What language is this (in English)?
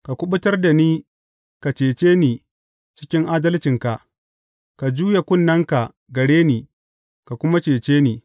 Hausa